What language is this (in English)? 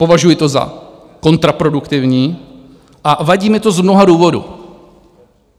Czech